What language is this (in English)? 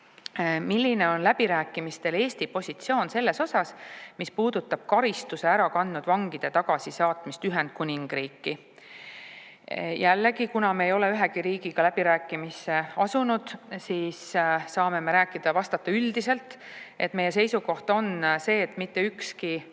Estonian